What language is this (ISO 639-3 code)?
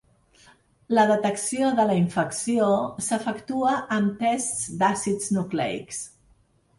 cat